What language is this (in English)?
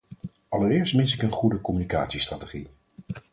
Dutch